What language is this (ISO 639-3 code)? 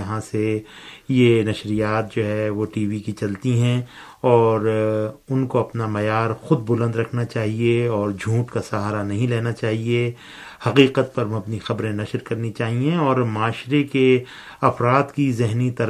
urd